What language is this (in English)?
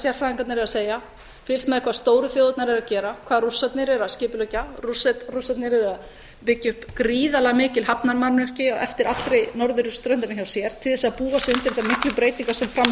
Icelandic